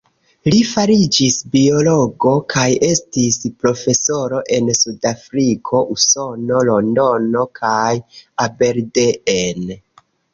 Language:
Esperanto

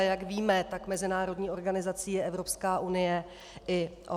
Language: Czech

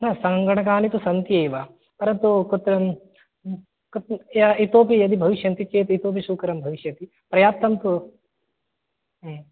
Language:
Sanskrit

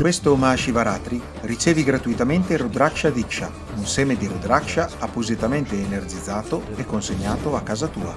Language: Italian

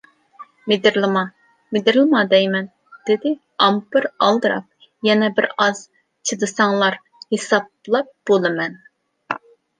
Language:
Uyghur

